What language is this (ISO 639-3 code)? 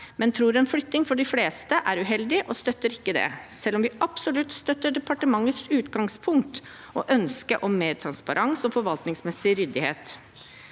nor